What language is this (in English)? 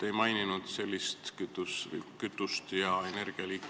Estonian